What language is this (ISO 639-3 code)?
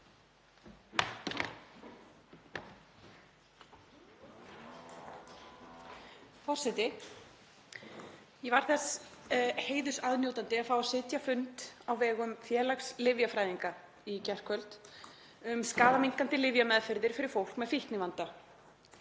isl